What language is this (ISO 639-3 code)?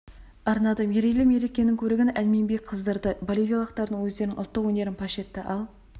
kaz